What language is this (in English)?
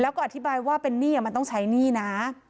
Thai